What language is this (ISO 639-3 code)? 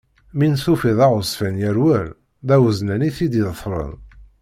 kab